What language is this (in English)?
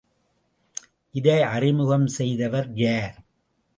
Tamil